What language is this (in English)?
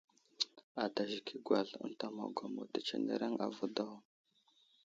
Wuzlam